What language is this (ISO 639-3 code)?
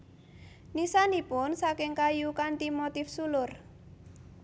jav